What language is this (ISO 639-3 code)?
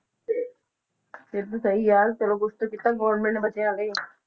pan